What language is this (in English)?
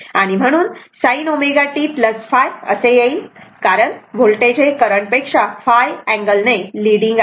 Marathi